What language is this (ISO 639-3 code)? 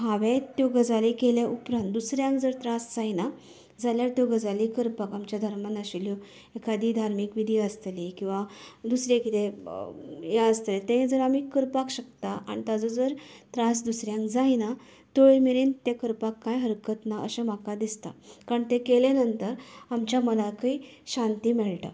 kok